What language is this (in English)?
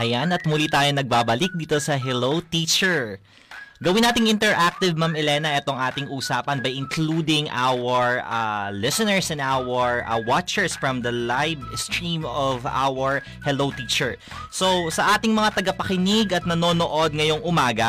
Filipino